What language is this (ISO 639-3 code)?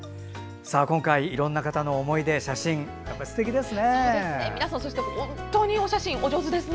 jpn